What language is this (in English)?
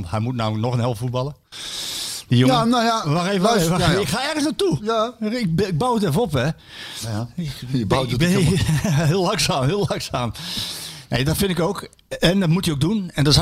Dutch